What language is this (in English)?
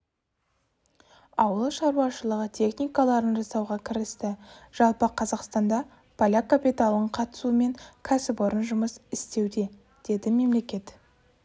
Kazakh